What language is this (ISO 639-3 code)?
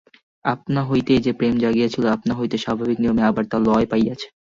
ben